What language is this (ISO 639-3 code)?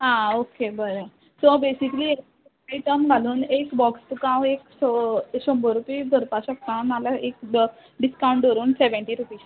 kok